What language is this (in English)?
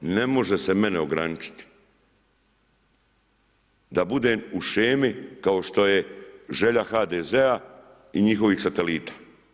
Croatian